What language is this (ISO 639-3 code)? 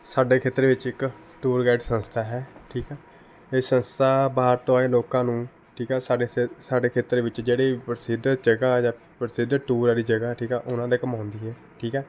pan